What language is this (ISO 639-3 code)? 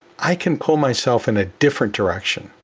eng